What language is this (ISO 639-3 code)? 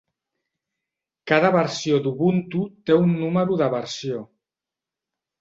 cat